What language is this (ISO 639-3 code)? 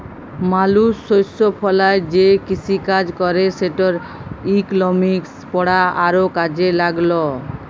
ben